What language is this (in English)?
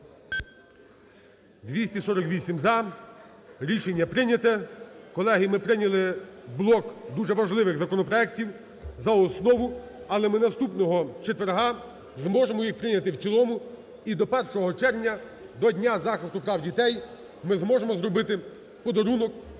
Ukrainian